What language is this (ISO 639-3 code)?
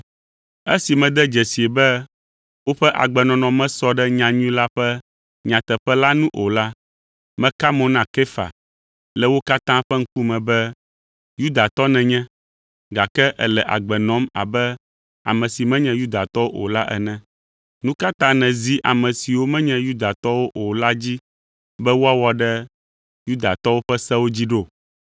ewe